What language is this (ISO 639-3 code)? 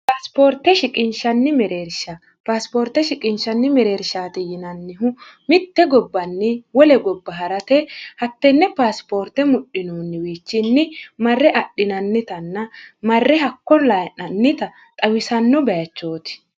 sid